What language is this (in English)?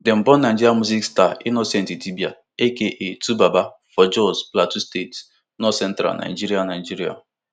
Nigerian Pidgin